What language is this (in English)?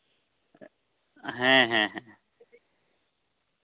Santali